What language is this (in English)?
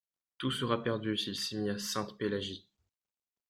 French